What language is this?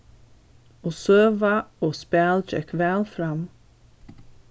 Faroese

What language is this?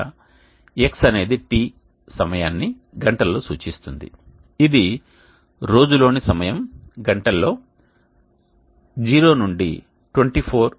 Telugu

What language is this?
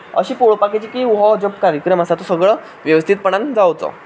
Konkani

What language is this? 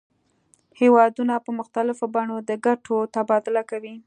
Pashto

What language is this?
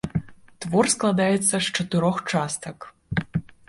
Belarusian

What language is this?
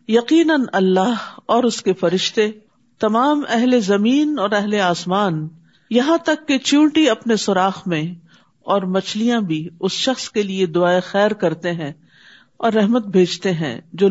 Urdu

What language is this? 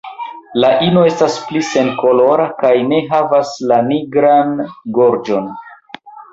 Esperanto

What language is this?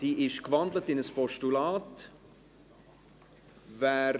Swiss German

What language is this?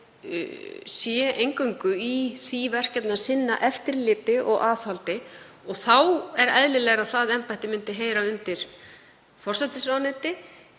Icelandic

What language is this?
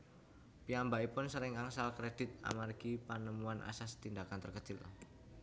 Javanese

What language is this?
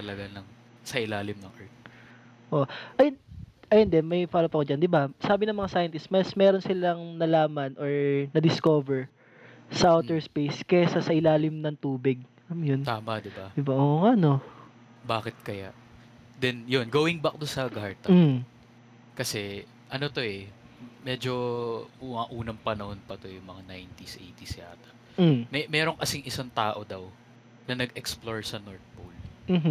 Filipino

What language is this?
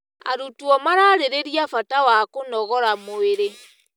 Kikuyu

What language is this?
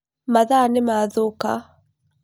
Kikuyu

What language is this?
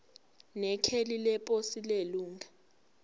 Zulu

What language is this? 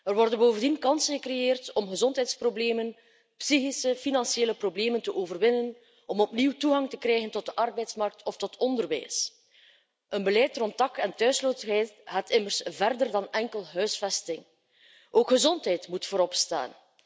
Dutch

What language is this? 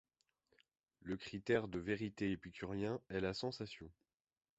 French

